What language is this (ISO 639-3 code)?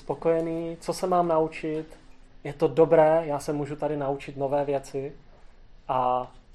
ces